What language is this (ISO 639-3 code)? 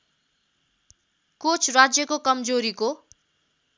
nep